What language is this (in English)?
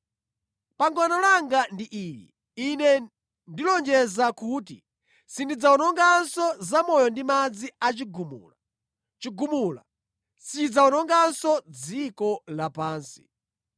Nyanja